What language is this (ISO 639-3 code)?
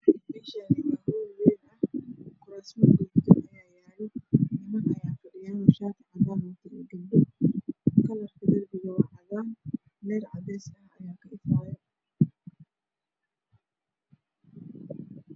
som